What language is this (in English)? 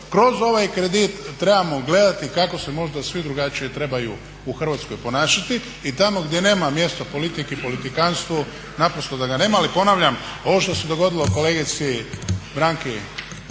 Croatian